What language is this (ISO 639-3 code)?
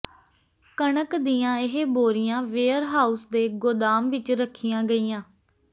pan